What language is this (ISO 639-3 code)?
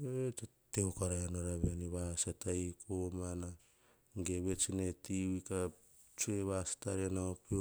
hah